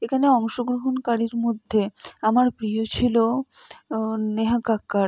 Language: Bangla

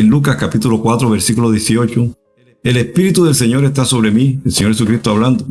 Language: Spanish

